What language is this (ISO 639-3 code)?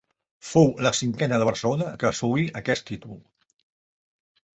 cat